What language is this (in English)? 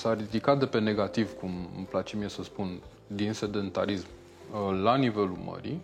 Romanian